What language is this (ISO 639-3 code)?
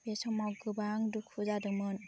brx